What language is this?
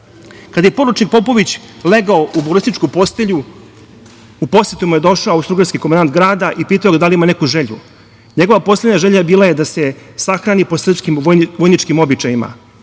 Serbian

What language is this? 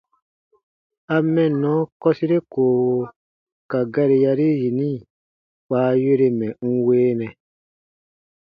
Baatonum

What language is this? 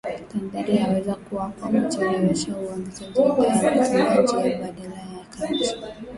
Swahili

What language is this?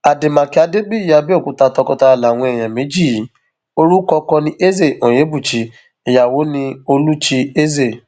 Yoruba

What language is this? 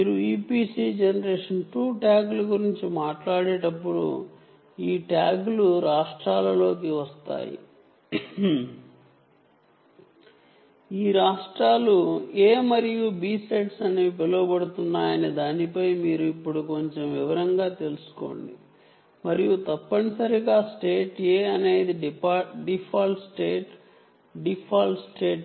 Telugu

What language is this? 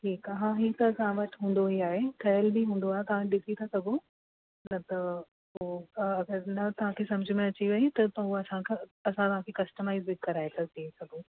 Sindhi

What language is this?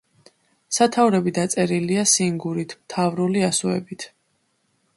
Georgian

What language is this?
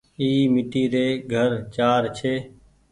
Goaria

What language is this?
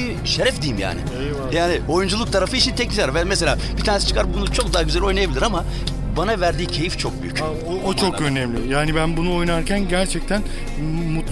Turkish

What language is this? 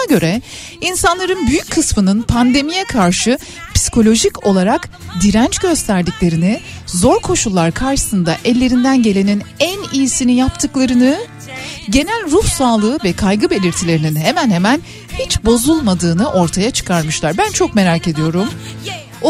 Turkish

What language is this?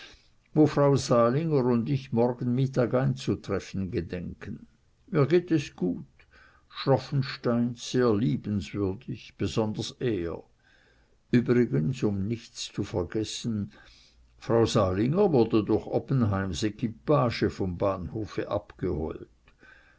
German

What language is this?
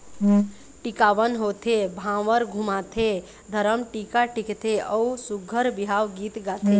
Chhattisgarhi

